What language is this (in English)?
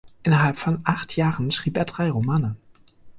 German